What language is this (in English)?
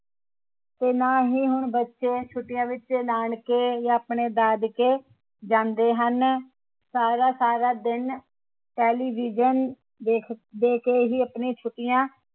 Punjabi